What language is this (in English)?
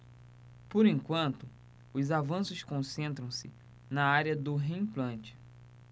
Portuguese